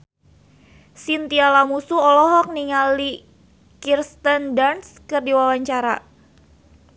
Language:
Sundanese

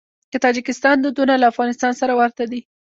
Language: Pashto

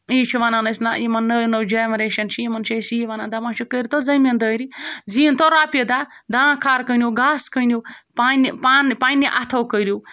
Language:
Kashmiri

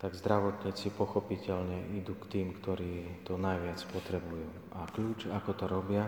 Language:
Slovak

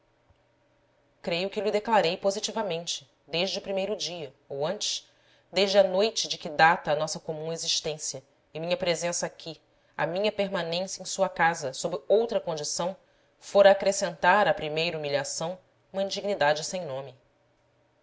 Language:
Portuguese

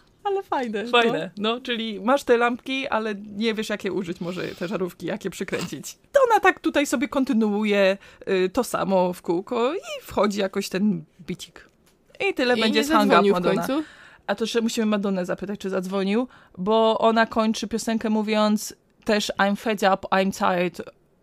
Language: Polish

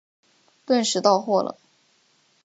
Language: Chinese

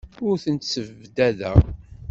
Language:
Kabyle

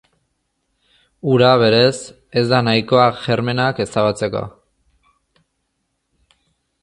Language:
Basque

